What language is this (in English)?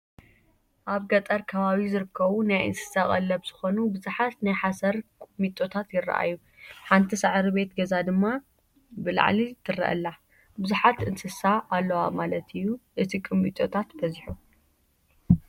Tigrinya